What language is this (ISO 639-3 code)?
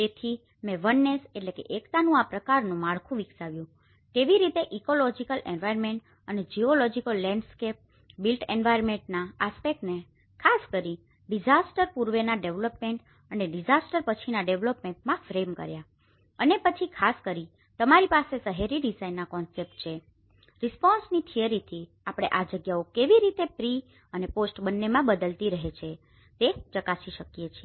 guj